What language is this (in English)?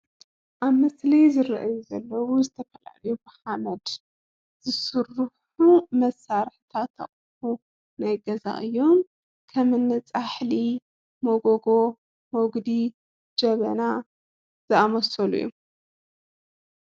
Tigrinya